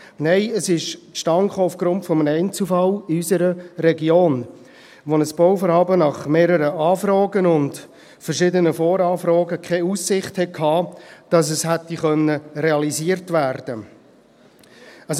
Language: Swiss German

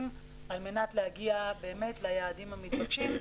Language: Hebrew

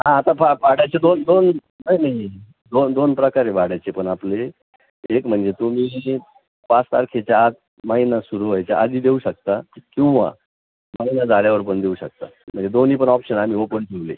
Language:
Marathi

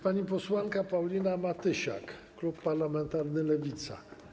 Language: Polish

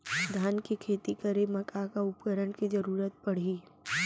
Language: Chhattisgarhi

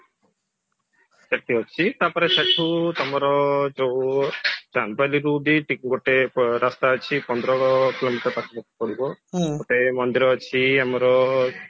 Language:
Odia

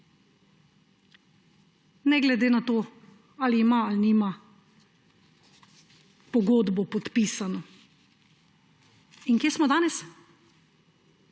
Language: Slovenian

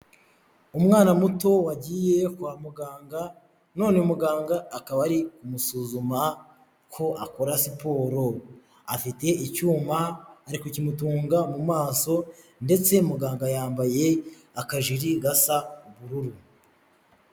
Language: Kinyarwanda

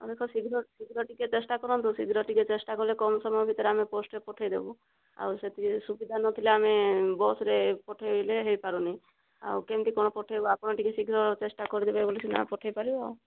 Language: Odia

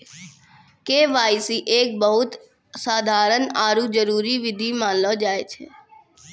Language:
Maithili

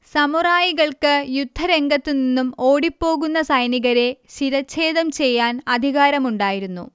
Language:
Malayalam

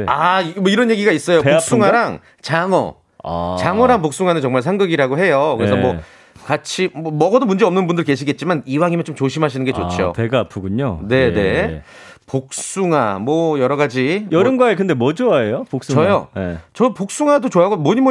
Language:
Korean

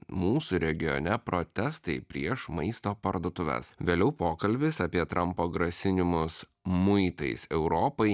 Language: Lithuanian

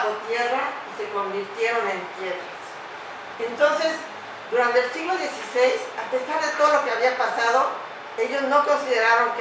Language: Spanish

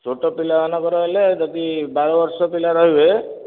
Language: Odia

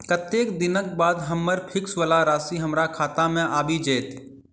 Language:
Maithili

